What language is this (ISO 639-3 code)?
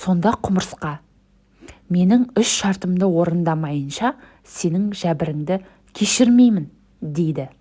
tur